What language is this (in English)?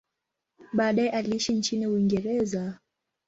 Swahili